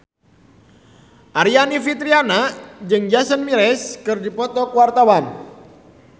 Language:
Sundanese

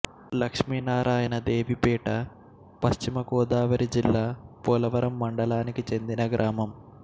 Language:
Telugu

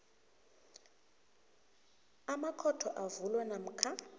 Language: South Ndebele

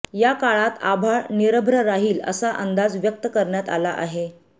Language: Marathi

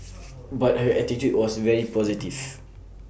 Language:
English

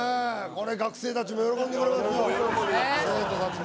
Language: Japanese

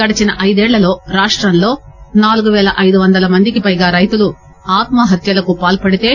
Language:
Telugu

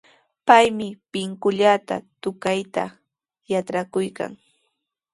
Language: Sihuas Ancash Quechua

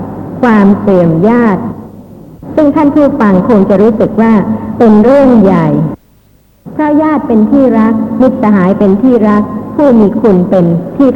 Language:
Thai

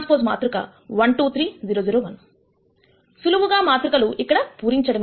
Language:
Telugu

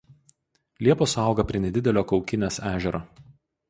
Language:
Lithuanian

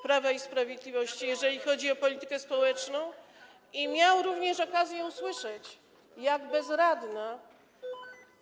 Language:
Polish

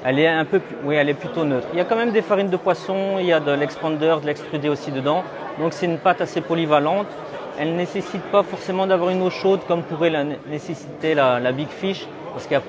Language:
French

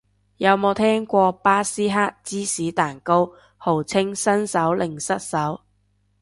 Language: Cantonese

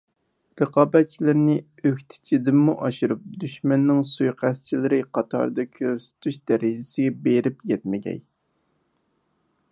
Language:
Uyghur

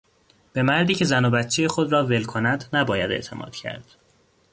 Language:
Persian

